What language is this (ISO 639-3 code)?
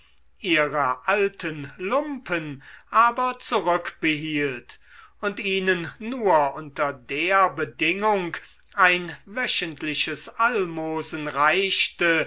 deu